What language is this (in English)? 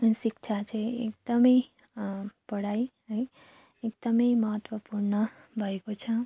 Nepali